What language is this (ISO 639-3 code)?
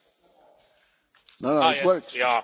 eng